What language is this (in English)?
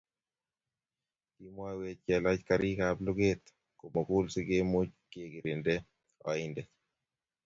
Kalenjin